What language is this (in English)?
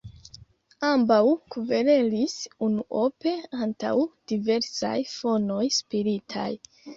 Esperanto